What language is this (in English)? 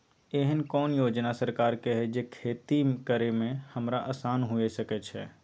Maithili